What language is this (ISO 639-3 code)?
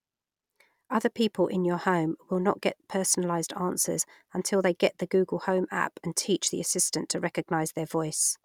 eng